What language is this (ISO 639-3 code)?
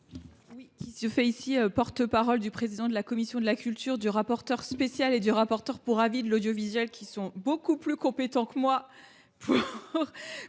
fra